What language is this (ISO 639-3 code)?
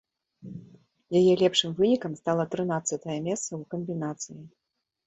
bel